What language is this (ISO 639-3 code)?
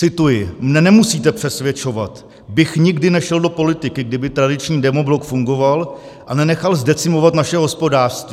ces